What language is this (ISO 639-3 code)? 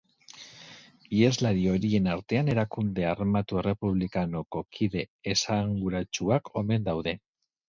eus